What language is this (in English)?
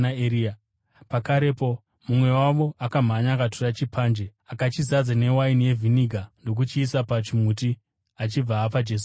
Shona